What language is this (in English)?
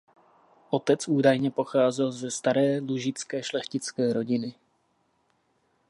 Czech